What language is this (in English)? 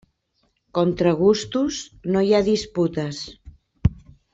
Catalan